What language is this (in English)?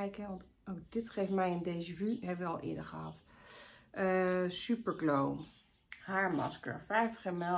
Dutch